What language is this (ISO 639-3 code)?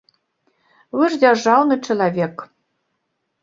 bel